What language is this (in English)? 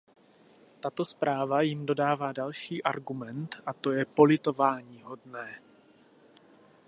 Czech